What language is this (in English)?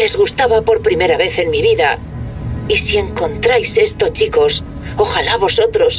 Spanish